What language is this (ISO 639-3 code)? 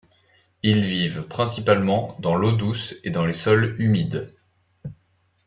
fra